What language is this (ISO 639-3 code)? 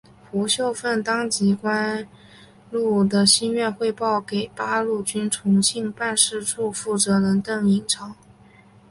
zho